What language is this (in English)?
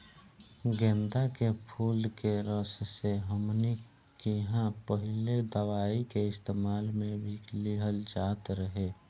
Bhojpuri